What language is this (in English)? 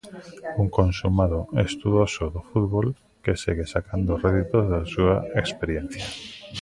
Galician